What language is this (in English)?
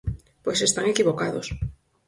Galician